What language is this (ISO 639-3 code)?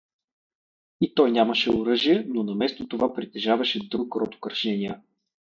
bul